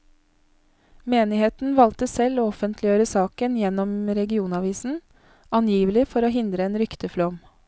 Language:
Norwegian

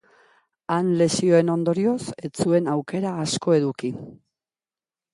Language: Basque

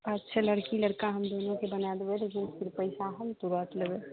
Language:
Maithili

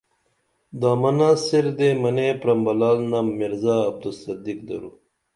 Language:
Dameli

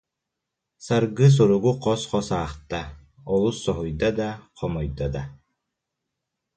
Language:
Yakut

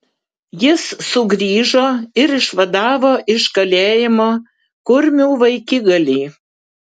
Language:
Lithuanian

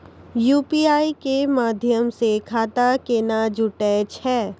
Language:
Maithili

